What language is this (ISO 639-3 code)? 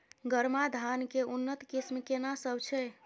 mai